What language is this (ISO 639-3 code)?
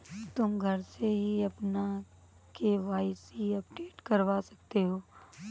hin